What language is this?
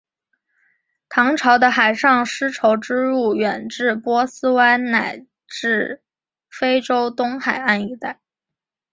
Chinese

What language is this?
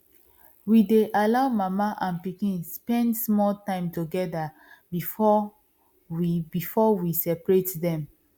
Nigerian Pidgin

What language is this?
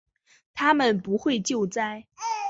Chinese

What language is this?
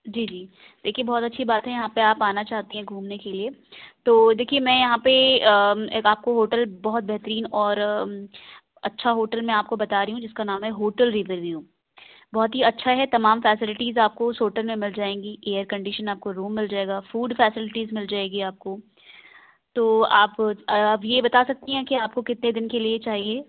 Urdu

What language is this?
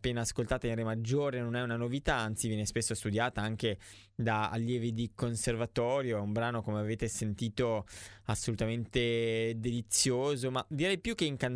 Italian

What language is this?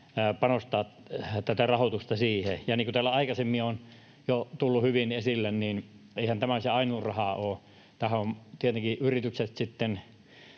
Finnish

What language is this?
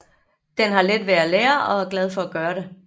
Danish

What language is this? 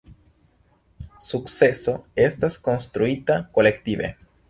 Esperanto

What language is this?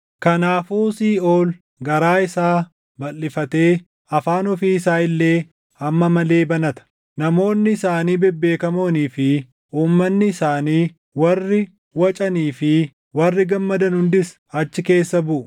Oromo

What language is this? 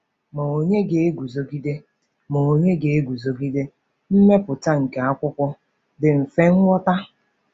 Igbo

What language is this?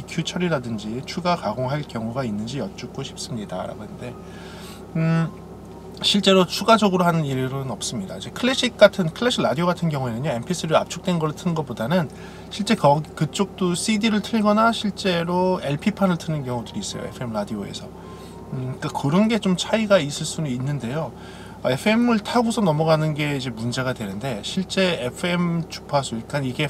Korean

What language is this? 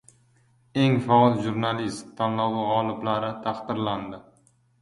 Uzbek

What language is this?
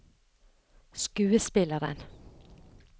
Norwegian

